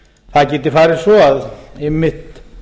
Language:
Icelandic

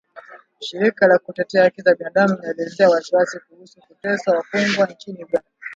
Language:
Swahili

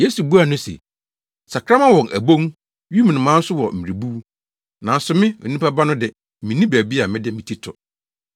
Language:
Akan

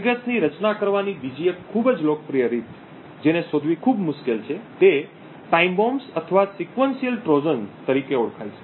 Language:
Gujarati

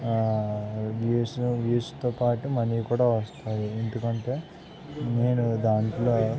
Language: Telugu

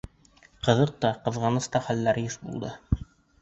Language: Bashkir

